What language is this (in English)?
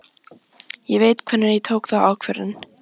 Icelandic